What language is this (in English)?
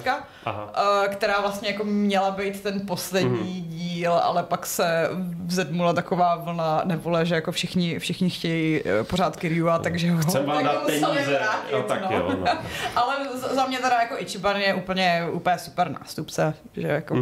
Czech